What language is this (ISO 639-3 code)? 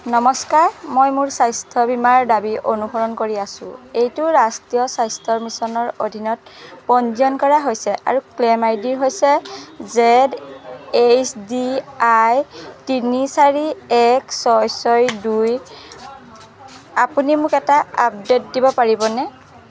asm